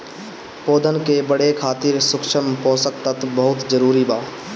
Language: Bhojpuri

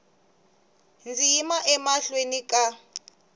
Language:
Tsonga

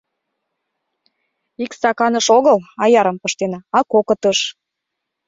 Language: Mari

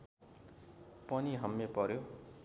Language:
Nepali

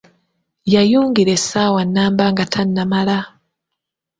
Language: Ganda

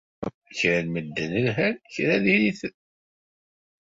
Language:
Kabyle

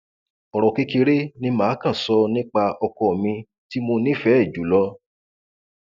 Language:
Yoruba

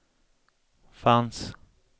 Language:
Swedish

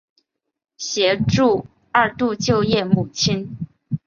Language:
Chinese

